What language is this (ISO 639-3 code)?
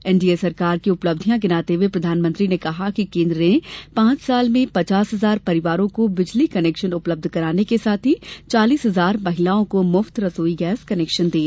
hin